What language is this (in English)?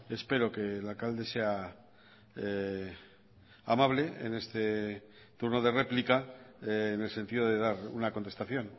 Spanish